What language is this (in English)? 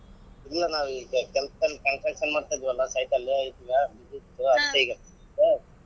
Kannada